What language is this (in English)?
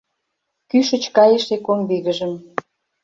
Mari